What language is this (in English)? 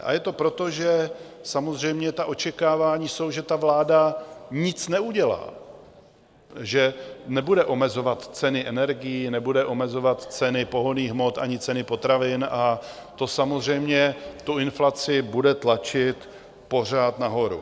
Czech